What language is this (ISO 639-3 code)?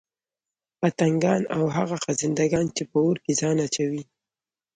pus